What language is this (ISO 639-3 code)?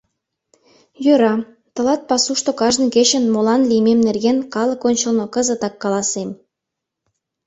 chm